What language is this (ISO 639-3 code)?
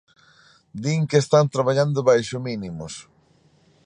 glg